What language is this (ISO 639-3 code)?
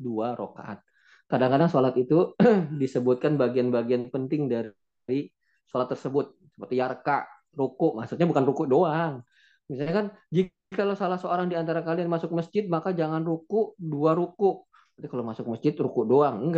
ind